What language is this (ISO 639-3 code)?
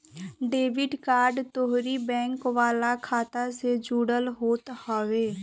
bho